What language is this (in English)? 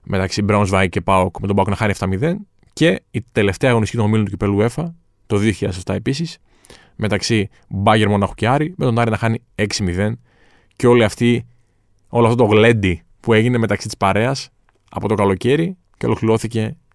Greek